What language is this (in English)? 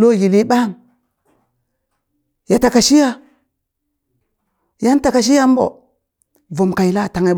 Burak